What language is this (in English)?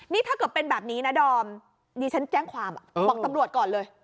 Thai